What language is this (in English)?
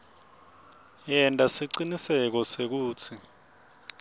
Swati